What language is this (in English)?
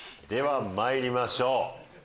Japanese